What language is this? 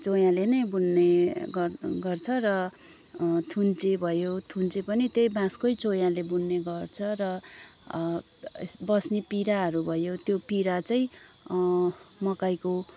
Nepali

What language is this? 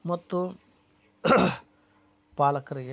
Kannada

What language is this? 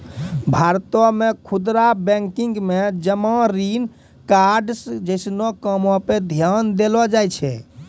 Maithili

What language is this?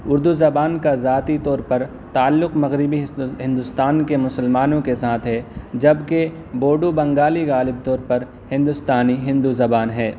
Urdu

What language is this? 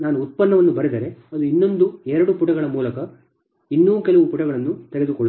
Kannada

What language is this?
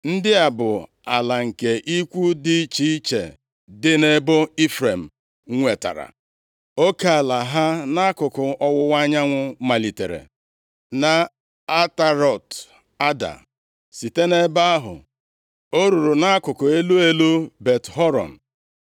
Igbo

